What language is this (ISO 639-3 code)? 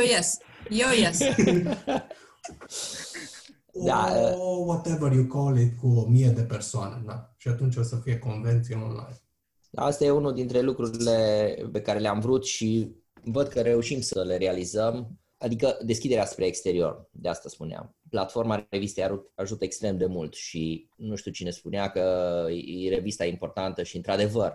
ron